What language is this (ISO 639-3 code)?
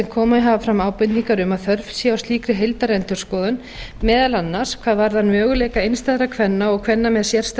isl